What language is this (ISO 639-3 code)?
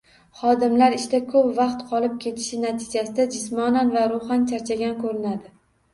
uzb